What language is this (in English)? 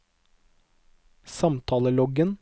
Norwegian